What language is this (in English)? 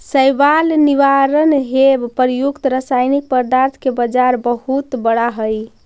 Magahi